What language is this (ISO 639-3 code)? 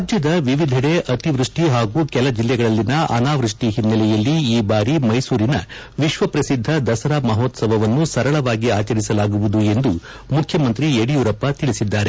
kan